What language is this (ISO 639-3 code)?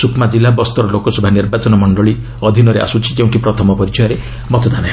ori